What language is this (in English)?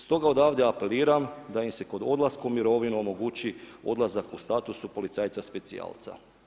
Croatian